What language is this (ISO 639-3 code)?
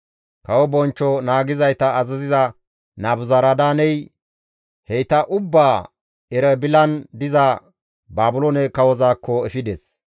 gmv